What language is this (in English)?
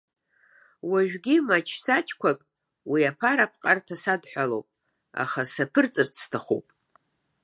Abkhazian